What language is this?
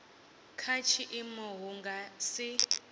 Venda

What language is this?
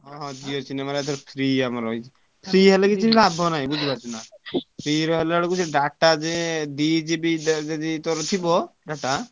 Odia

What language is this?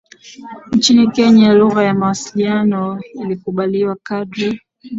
Swahili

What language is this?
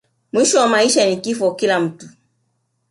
Swahili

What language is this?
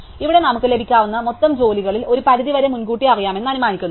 Malayalam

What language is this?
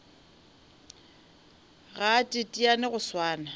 Northern Sotho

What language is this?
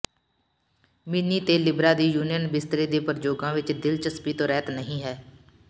Punjabi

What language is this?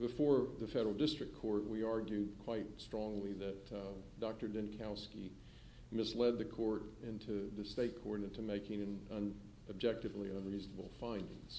English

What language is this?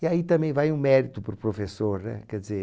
Portuguese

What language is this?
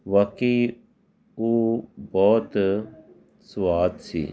Punjabi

